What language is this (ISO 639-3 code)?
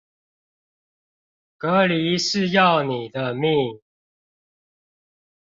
zho